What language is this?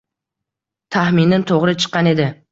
Uzbek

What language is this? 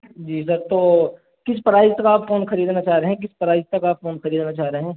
Urdu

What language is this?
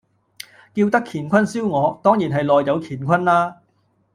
Cantonese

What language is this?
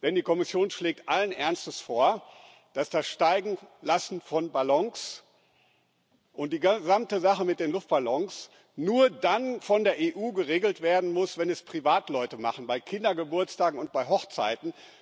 German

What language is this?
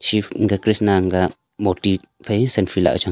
Wancho Naga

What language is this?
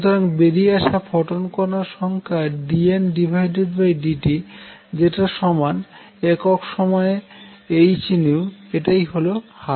Bangla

